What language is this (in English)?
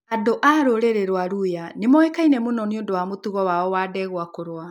Kikuyu